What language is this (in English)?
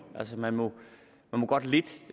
Danish